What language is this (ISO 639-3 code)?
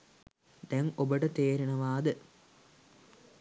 sin